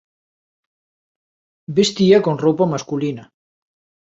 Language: Galician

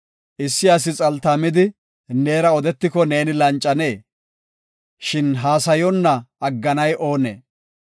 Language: Gofa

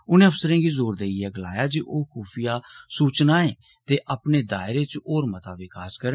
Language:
Dogri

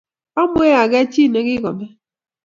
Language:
Kalenjin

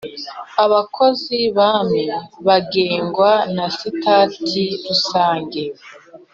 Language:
Kinyarwanda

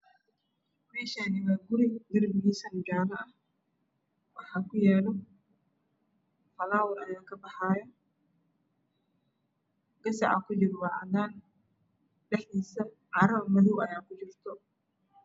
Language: Somali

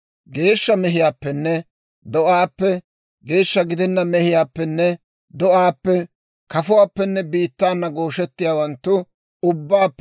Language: Dawro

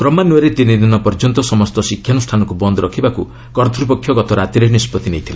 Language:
Odia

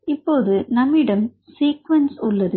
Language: Tamil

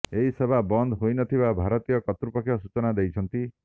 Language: Odia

